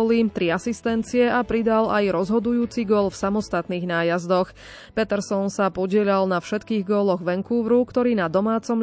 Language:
Slovak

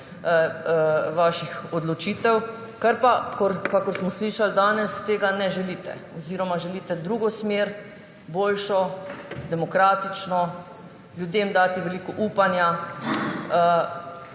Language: Slovenian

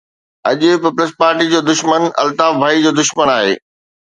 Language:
Sindhi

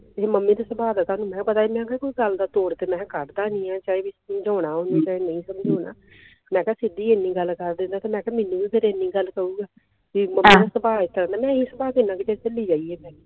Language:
Punjabi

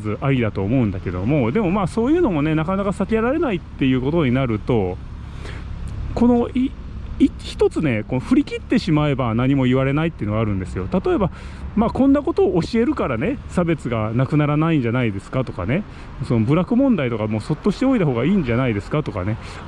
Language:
Japanese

